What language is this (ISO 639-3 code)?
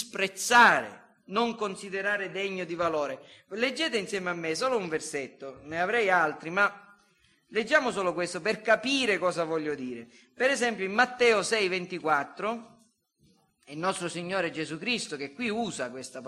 ita